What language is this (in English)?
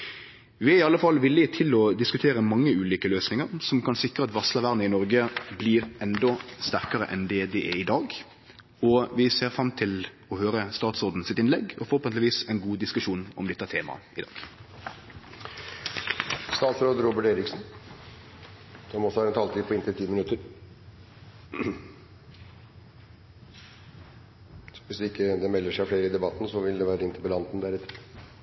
Norwegian